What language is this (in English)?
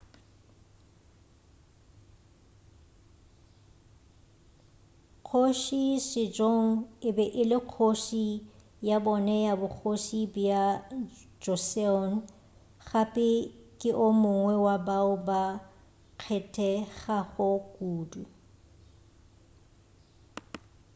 Northern Sotho